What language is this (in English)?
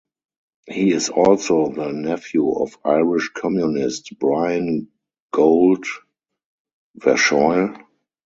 English